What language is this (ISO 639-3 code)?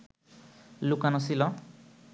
ben